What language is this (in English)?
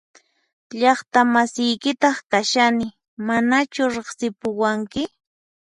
Puno Quechua